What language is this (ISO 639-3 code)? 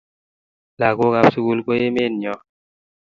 kln